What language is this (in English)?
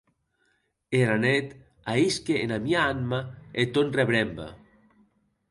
Occitan